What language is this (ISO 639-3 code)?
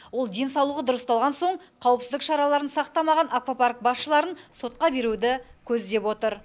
kaz